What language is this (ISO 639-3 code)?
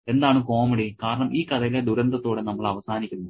mal